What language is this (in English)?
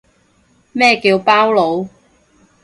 Cantonese